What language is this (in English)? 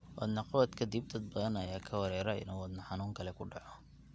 Somali